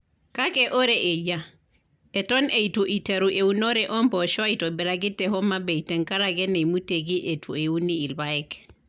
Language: Masai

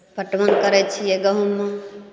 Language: Maithili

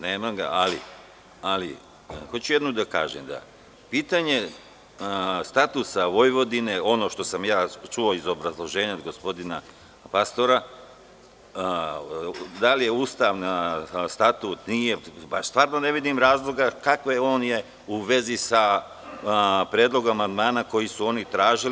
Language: Serbian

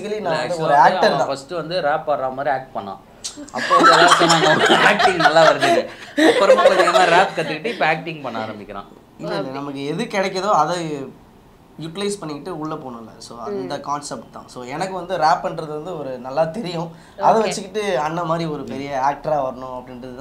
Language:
Korean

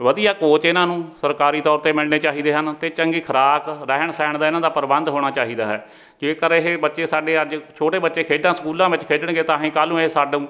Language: Punjabi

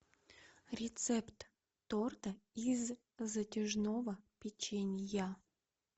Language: Russian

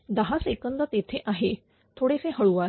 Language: Marathi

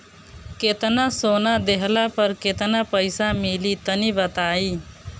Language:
Bhojpuri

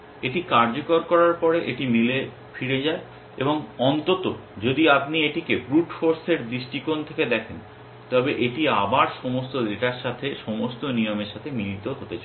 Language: Bangla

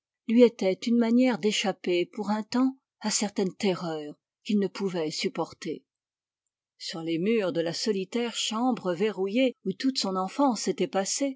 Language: French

